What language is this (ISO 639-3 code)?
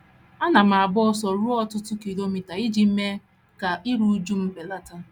ibo